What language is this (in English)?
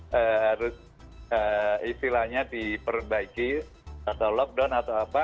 Indonesian